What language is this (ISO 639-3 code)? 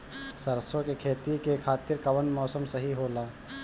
bho